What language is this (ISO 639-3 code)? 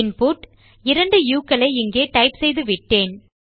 tam